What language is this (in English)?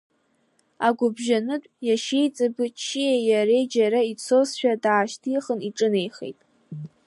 Abkhazian